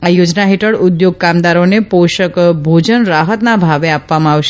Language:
Gujarati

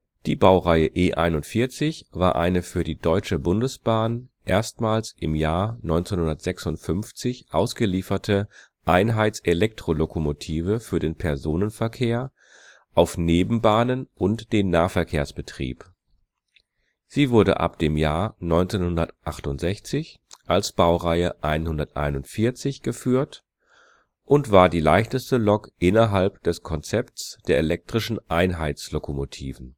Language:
German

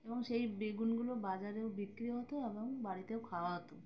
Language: Bangla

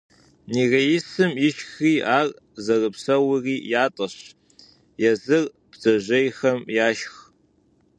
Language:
Kabardian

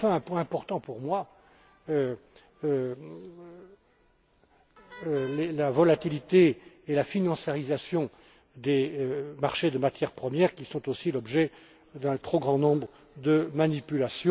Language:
French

